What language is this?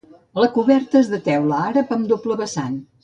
Catalan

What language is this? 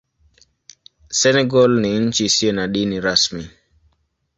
Swahili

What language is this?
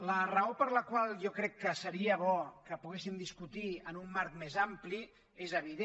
Catalan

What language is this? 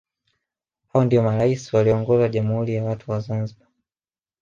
Swahili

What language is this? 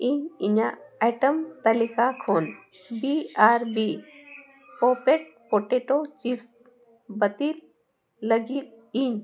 Santali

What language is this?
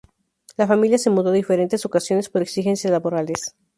Spanish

